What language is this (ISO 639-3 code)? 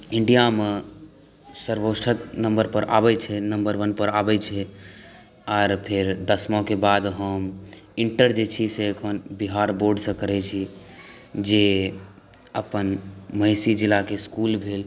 mai